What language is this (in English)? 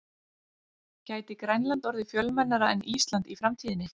Icelandic